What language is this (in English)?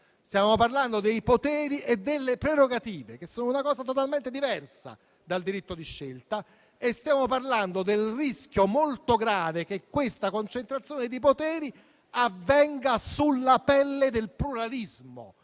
Italian